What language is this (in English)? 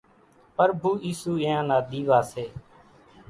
Kachi Koli